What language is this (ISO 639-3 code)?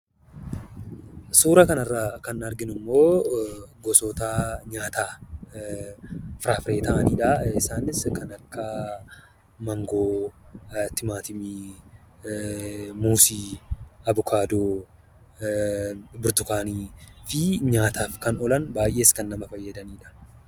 orm